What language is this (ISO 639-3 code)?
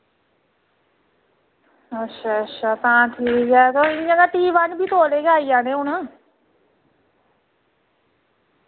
doi